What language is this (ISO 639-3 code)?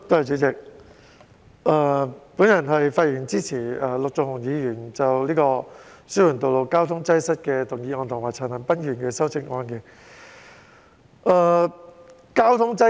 yue